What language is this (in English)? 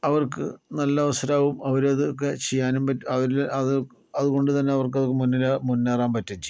Malayalam